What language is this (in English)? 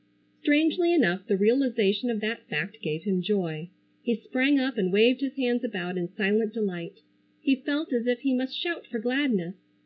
English